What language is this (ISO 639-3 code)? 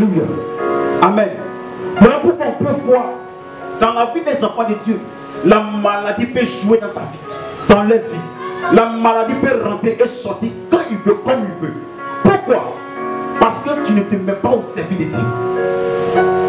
fra